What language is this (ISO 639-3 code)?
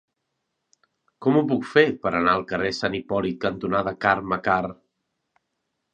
cat